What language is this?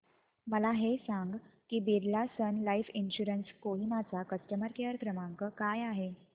Marathi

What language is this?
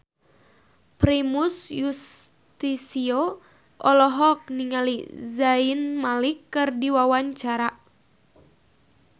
Sundanese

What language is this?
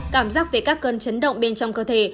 Vietnamese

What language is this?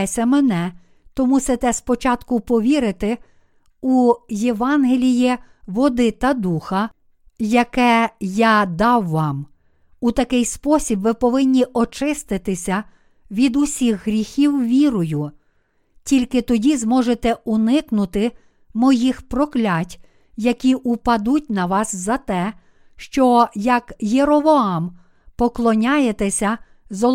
Ukrainian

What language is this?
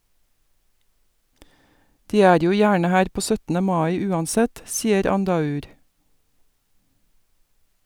Norwegian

